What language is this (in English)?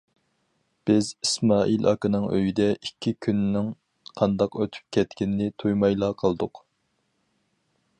Uyghur